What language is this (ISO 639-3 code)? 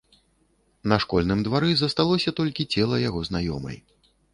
bel